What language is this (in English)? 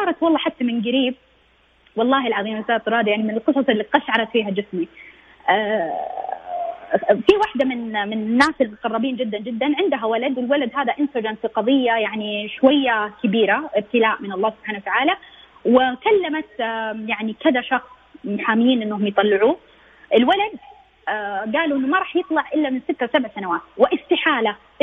Arabic